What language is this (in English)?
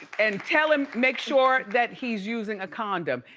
English